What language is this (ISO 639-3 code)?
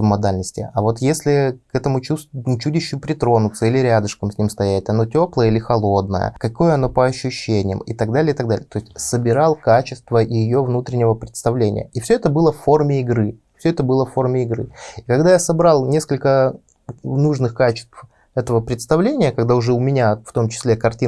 rus